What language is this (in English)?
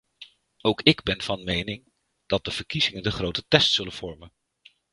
Dutch